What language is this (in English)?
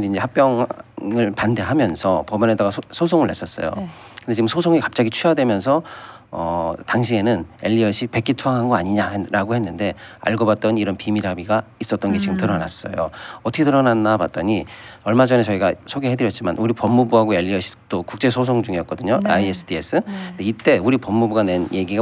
Korean